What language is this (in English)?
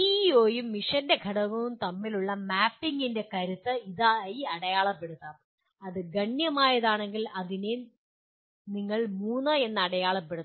Malayalam